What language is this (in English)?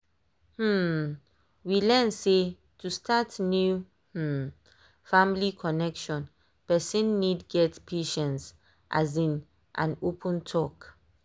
Nigerian Pidgin